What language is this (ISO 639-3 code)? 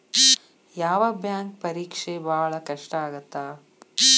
kan